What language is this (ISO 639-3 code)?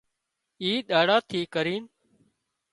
kxp